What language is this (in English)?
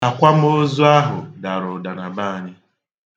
Igbo